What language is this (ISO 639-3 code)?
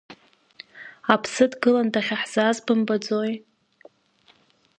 abk